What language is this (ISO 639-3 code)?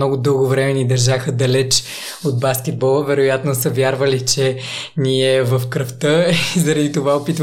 bul